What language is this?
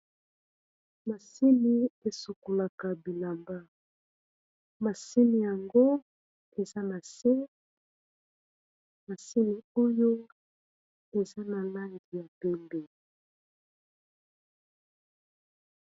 Lingala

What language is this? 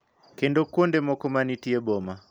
Luo (Kenya and Tanzania)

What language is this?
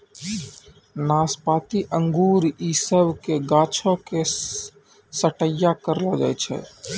Maithili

